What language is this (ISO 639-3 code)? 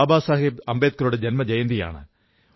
mal